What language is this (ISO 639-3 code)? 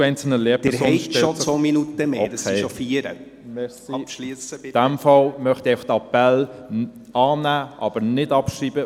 gsw